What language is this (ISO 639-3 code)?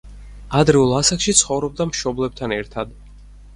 kat